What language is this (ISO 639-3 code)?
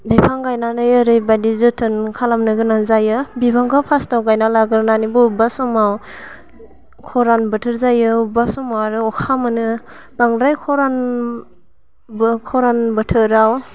brx